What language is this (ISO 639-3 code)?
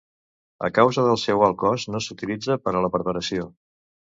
cat